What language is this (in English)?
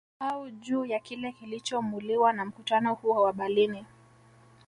Swahili